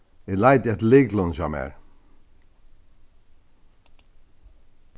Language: Faroese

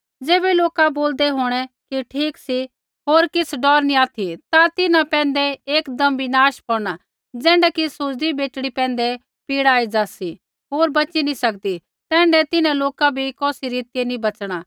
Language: Kullu Pahari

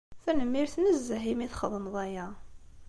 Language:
Kabyle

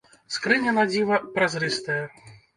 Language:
Belarusian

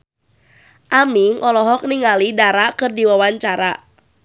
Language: Sundanese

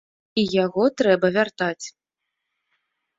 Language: Belarusian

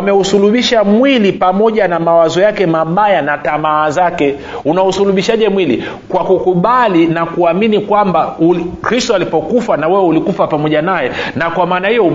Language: Swahili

